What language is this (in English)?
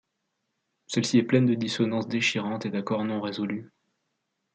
French